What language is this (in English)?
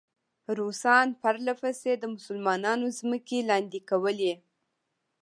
Pashto